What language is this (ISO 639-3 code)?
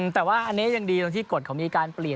tha